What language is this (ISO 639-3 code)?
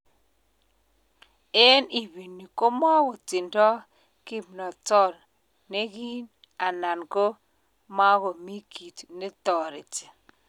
kln